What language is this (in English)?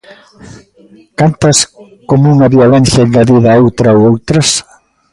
Galician